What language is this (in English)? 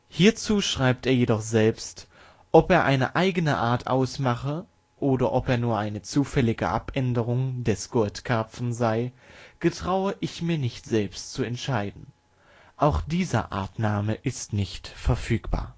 German